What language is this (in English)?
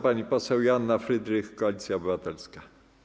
Polish